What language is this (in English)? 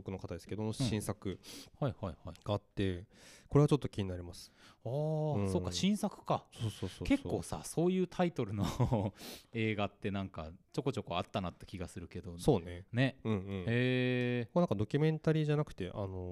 Japanese